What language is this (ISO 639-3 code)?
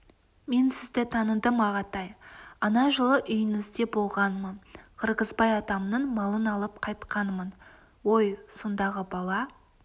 kaz